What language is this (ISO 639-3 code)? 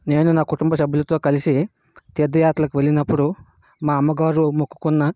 tel